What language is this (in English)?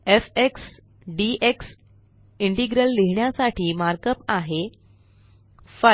Marathi